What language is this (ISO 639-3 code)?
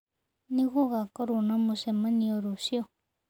kik